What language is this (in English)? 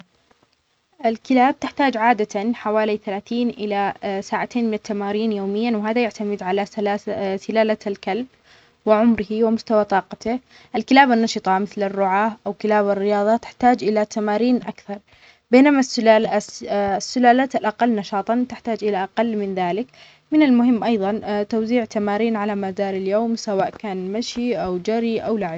Omani Arabic